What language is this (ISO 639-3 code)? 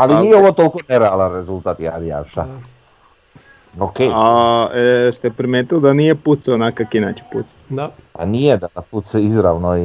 hrv